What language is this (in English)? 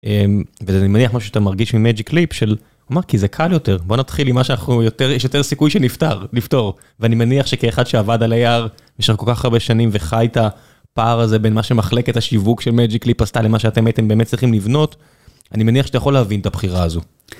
Hebrew